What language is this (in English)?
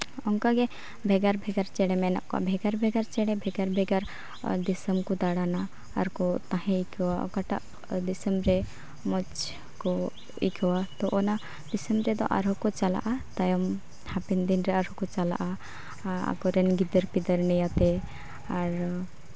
Santali